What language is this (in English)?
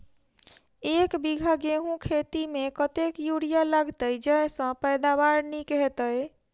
Maithili